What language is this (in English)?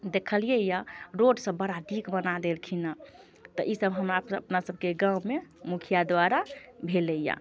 Maithili